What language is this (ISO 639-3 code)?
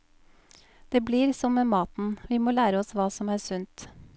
nor